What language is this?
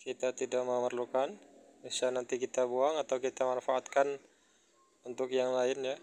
Indonesian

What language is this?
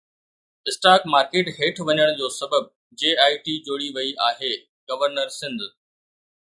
Sindhi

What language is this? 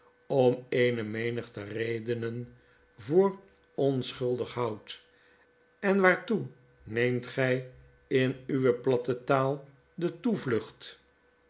Dutch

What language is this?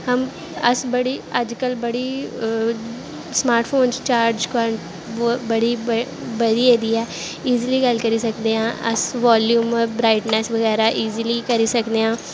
Dogri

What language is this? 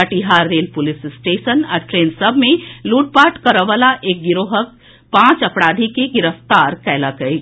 Maithili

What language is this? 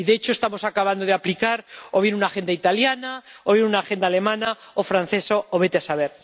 Spanish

